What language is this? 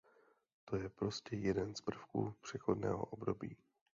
Czech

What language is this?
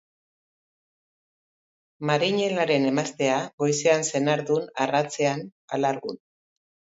Basque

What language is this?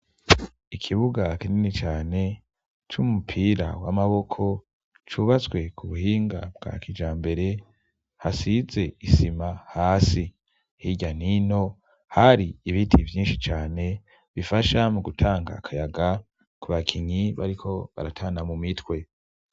Rundi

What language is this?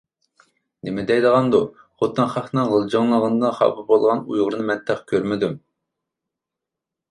Uyghur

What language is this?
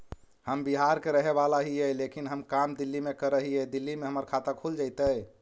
Magahi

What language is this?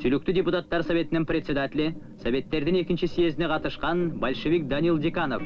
Turkish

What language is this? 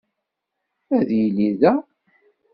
Kabyle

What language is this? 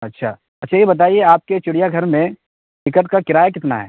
Urdu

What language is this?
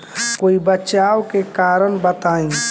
Bhojpuri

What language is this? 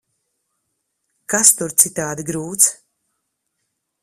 Latvian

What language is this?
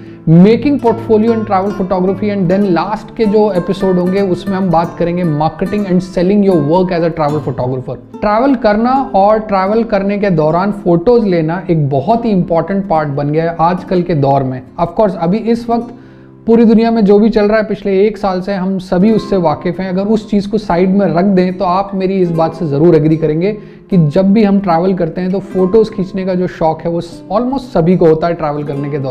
Hindi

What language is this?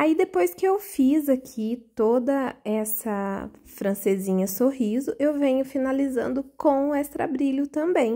Portuguese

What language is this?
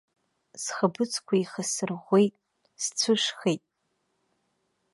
Abkhazian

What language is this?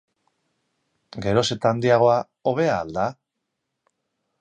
Basque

